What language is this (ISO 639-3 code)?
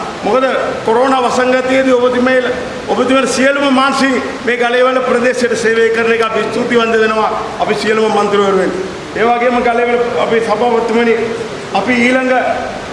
ind